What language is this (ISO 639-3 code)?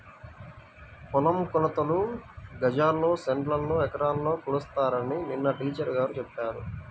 tel